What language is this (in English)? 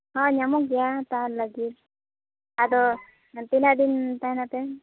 Santali